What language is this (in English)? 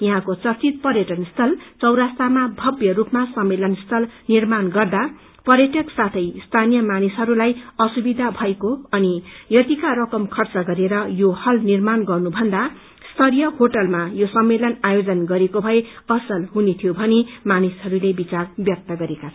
Nepali